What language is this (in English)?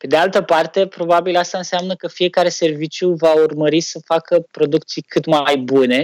Romanian